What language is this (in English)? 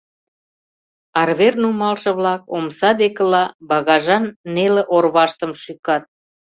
Mari